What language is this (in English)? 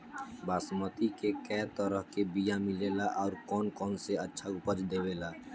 Bhojpuri